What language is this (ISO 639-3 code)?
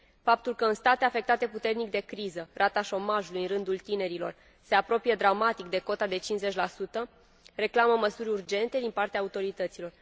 ron